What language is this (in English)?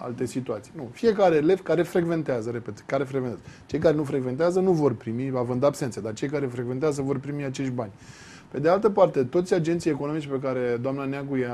Romanian